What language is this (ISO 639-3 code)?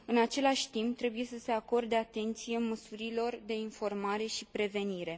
ron